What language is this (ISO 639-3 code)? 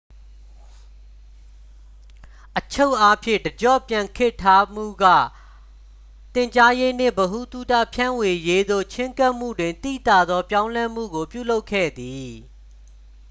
mya